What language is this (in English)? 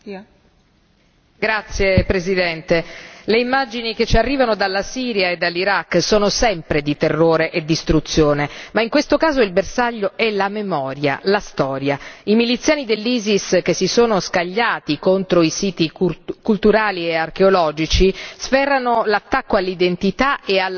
Italian